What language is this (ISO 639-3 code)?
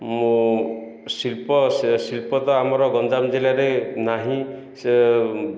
ori